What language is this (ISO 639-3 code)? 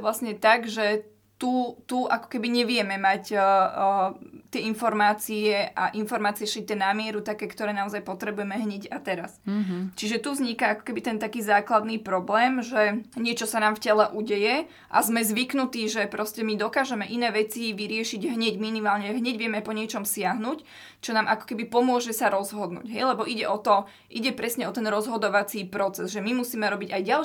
slk